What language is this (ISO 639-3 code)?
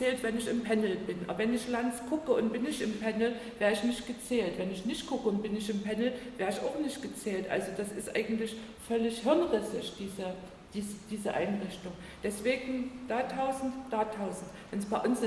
deu